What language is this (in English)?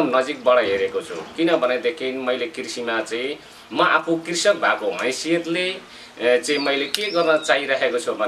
Indonesian